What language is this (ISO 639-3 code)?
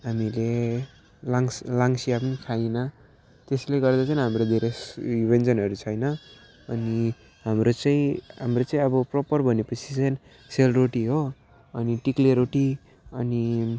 nep